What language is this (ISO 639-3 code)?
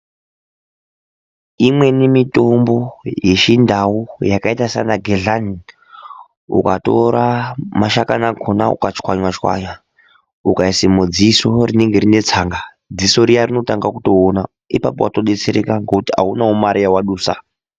ndc